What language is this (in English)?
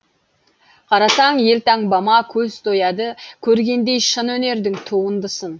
Kazakh